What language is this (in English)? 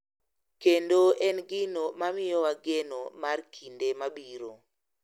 Luo (Kenya and Tanzania)